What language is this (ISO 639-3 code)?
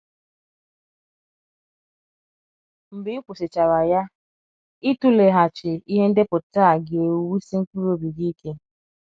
ibo